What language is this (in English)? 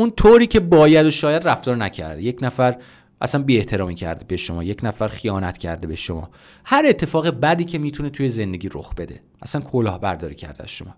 Persian